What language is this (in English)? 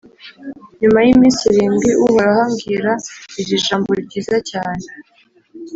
Kinyarwanda